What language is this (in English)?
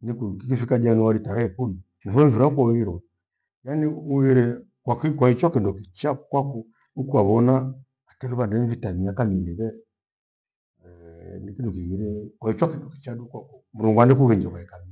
Gweno